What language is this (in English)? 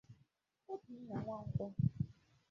Igbo